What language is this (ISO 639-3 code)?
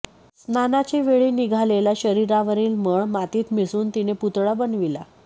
mar